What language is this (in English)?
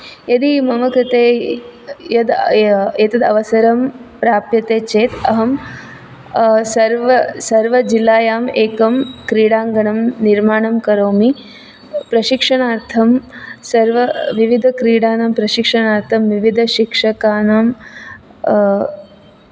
Sanskrit